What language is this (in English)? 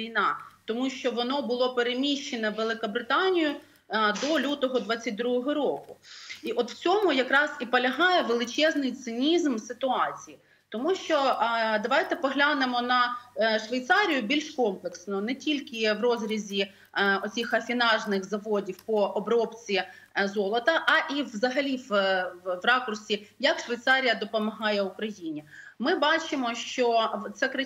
Ukrainian